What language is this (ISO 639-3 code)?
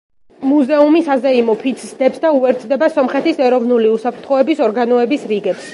kat